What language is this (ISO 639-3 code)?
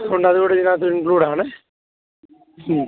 mal